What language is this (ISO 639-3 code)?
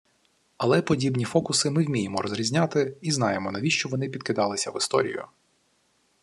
ukr